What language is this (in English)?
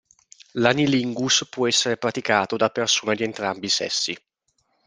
Italian